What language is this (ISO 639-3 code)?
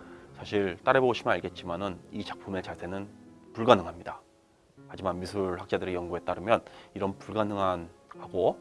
kor